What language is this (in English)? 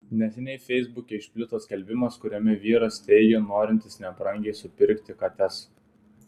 Lithuanian